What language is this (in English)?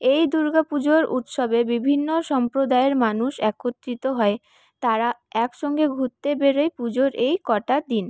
Bangla